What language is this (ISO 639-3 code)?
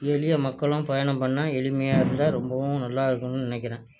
tam